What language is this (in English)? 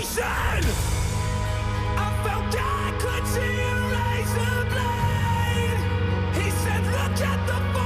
Dutch